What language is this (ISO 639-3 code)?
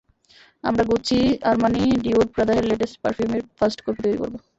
ben